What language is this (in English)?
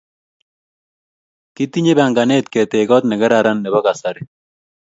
Kalenjin